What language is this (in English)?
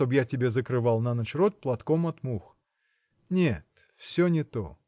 Russian